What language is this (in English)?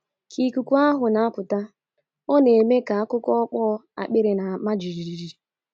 Igbo